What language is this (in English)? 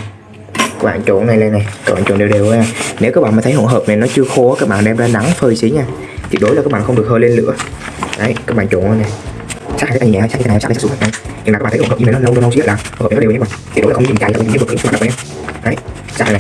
Vietnamese